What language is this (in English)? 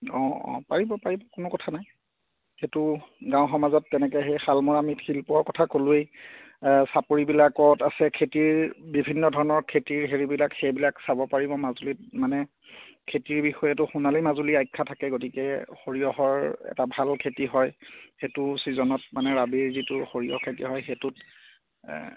Assamese